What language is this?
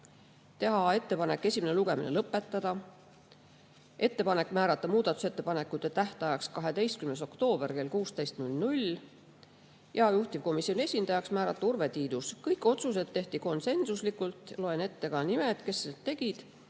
Estonian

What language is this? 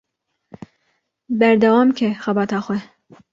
Kurdish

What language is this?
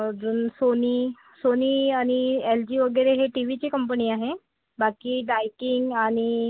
Marathi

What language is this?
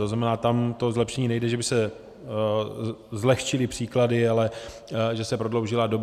Czech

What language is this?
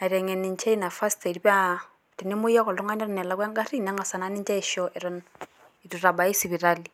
Masai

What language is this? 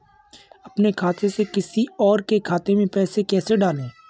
Hindi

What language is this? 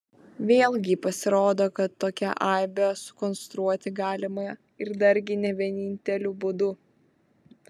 Lithuanian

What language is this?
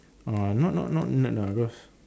English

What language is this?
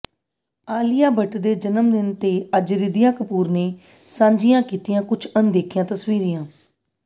Punjabi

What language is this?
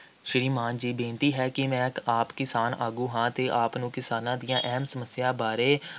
Punjabi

